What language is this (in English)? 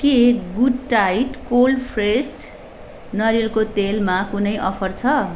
Nepali